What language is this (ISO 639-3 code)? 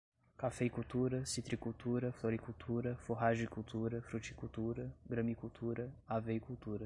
por